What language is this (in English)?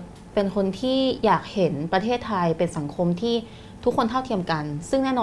Thai